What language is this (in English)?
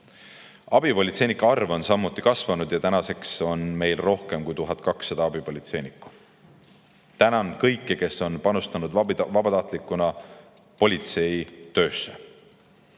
Estonian